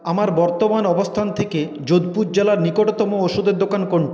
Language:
Bangla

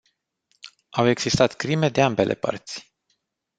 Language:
Romanian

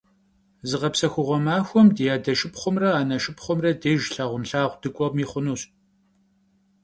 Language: Kabardian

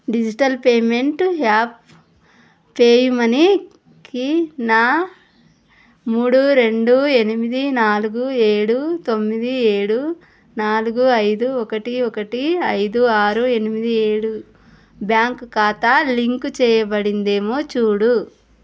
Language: Telugu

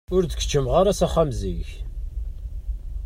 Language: Kabyle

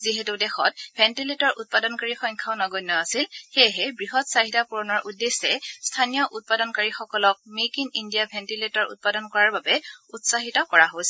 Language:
Assamese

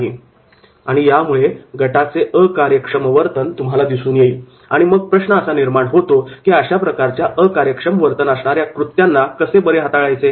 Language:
Marathi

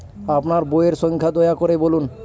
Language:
Bangla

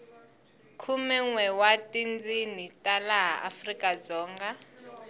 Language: Tsonga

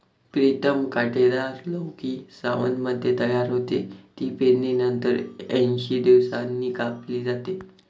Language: Marathi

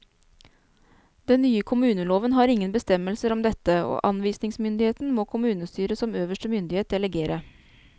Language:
Norwegian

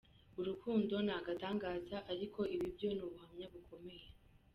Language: Kinyarwanda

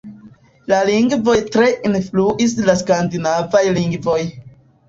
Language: Esperanto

